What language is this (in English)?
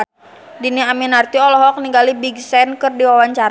Sundanese